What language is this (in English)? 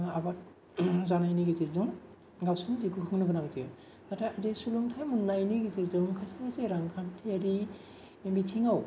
Bodo